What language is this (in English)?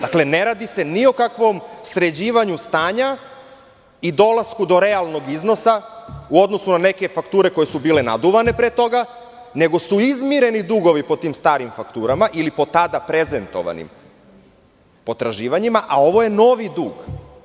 Serbian